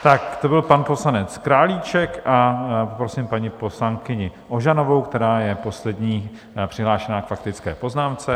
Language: Czech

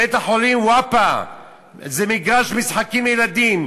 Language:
Hebrew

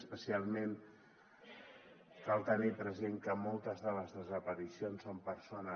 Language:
Catalan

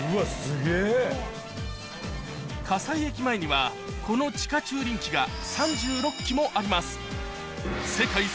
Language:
Japanese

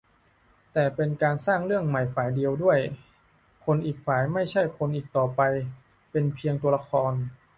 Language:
Thai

